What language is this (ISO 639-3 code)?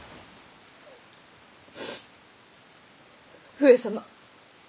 jpn